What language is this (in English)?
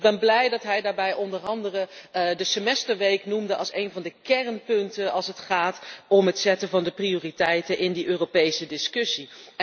Dutch